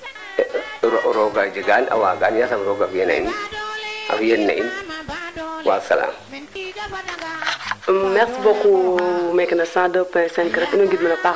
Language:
Serer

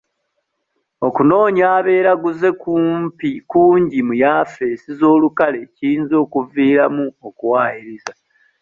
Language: Ganda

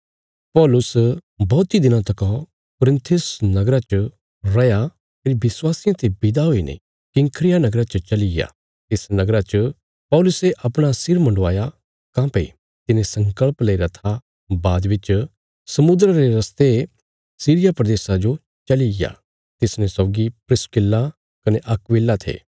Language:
Bilaspuri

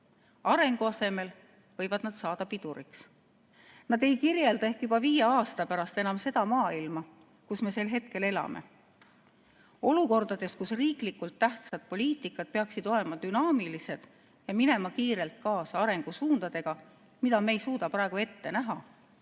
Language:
Estonian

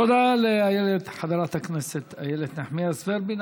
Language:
Hebrew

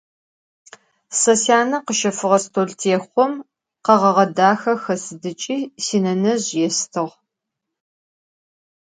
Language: Adyghe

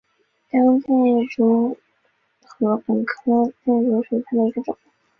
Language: Chinese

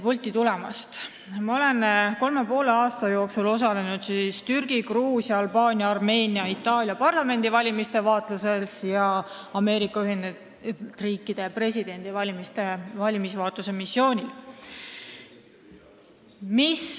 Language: Estonian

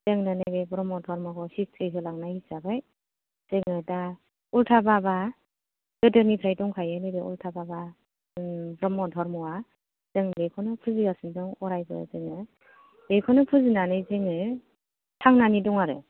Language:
Bodo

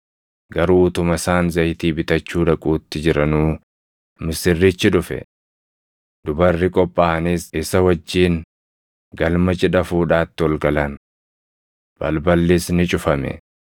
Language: Oromo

